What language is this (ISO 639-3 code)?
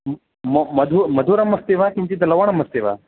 san